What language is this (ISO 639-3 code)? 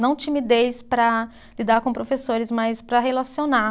por